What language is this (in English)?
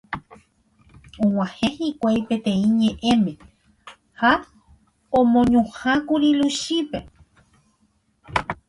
Guarani